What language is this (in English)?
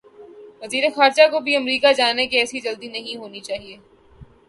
Urdu